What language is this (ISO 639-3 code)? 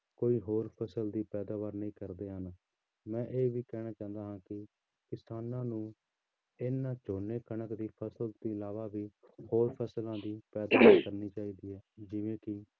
pan